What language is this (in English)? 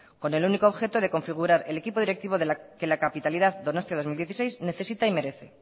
Spanish